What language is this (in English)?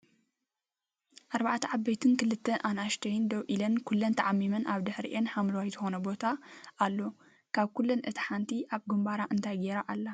Tigrinya